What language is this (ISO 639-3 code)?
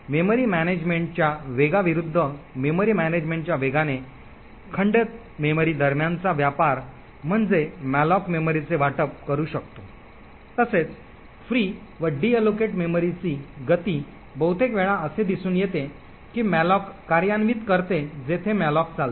mar